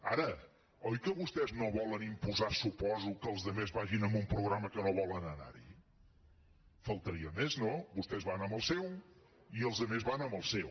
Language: Catalan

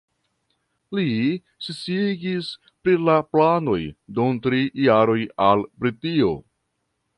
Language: Esperanto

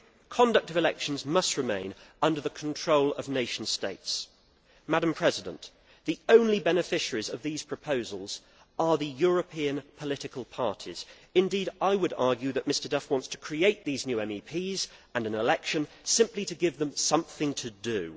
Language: English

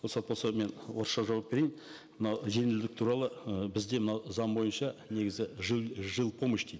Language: Kazakh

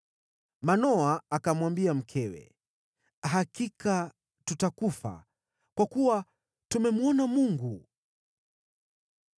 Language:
Swahili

